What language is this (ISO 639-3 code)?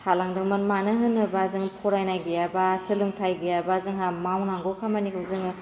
brx